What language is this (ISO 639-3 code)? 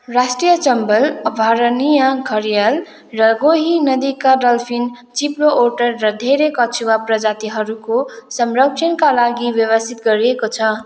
nep